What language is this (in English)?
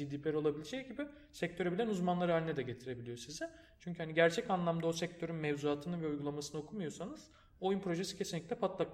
Turkish